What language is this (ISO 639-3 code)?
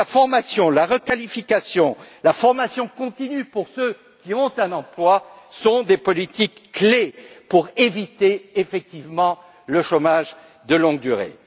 fra